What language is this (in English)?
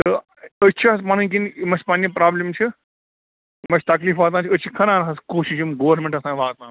Kashmiri